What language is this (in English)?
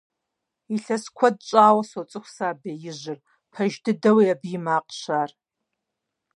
Kabardian